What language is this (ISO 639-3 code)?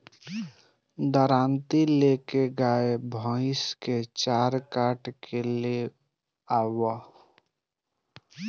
bho